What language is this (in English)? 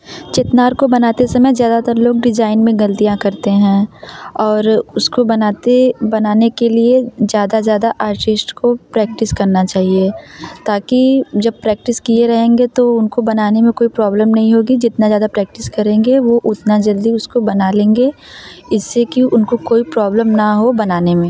Hindi